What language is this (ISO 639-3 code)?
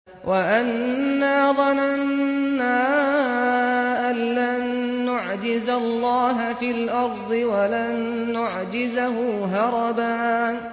ara